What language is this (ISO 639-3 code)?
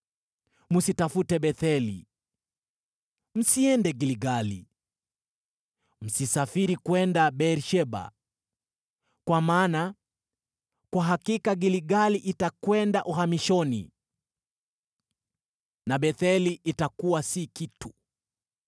swa